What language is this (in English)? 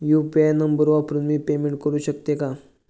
Marathi